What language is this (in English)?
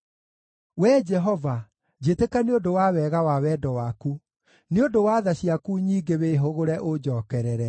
Kikuyu